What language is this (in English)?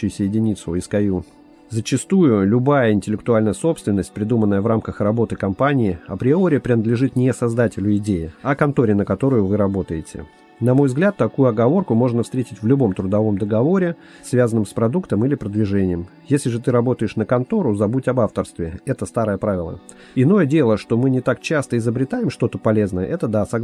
Russian